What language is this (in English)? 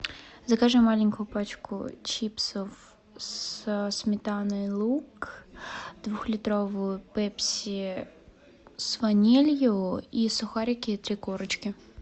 Russian